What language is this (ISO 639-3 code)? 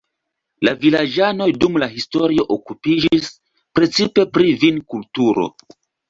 epo